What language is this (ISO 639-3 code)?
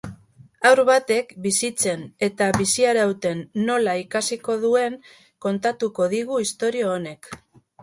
eus